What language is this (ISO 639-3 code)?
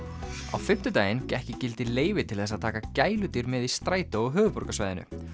isl